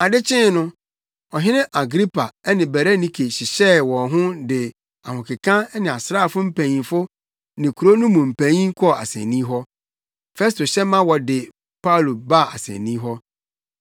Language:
Akan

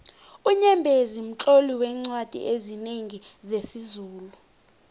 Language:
South Ndebele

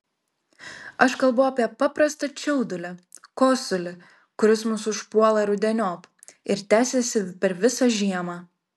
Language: Lithuanian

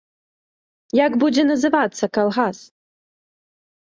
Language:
Belarusian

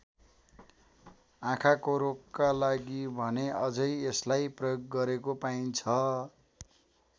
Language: Nepali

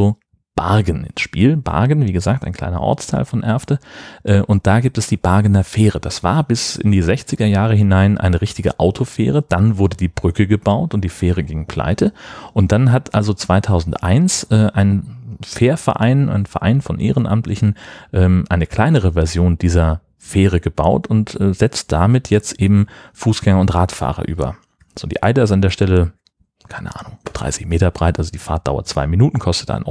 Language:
German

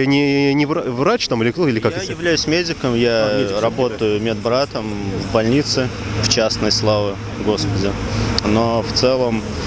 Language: Russian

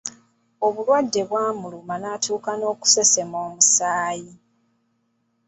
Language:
Ganda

